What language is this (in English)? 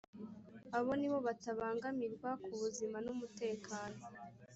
Kinyarwanda